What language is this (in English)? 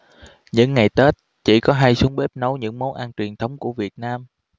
Vietnamese